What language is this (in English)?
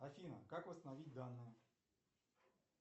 Russian